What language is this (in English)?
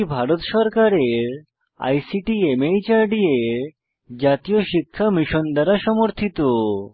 Bangla